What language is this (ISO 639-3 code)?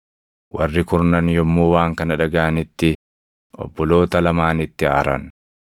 orm